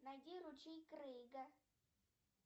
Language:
Russian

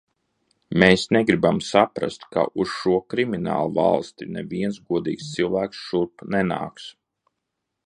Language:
Latvian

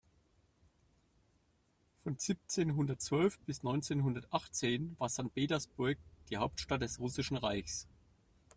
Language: German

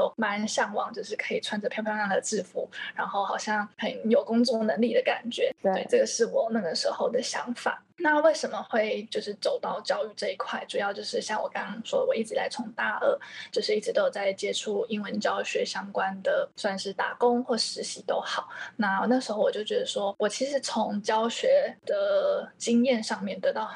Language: Chinese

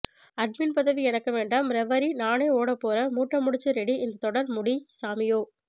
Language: Tamil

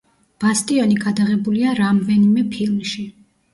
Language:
Georgian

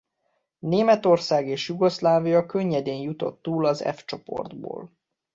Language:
Hungarian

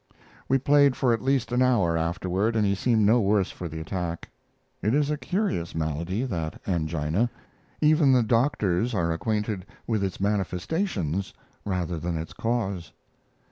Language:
English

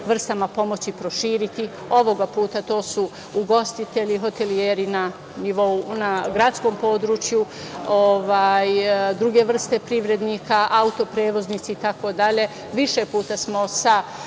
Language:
Serbian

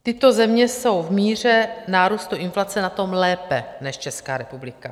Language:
Czech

